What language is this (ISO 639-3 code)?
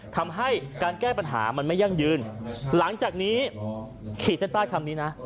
tha